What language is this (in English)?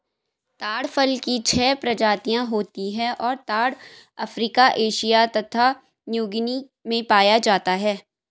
Hindi